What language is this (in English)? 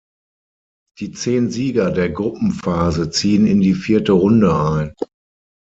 German